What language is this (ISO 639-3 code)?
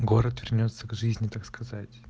rus